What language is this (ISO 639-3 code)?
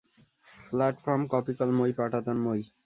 ben